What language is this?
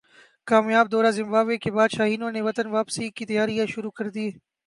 Urdu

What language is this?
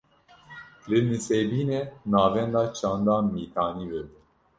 Kurdish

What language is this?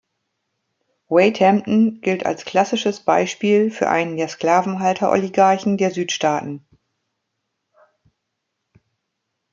German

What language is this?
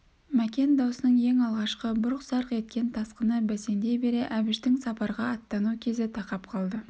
Kazakh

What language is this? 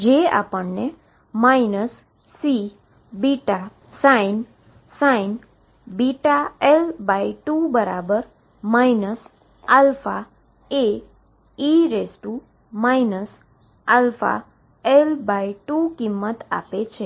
Gujarati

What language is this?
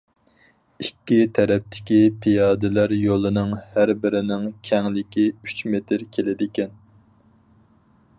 Uyghur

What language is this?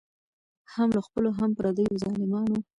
Pashto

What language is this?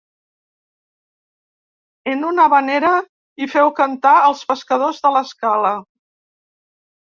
Catalan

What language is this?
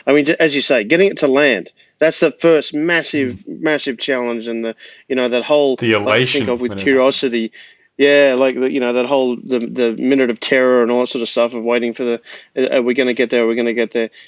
English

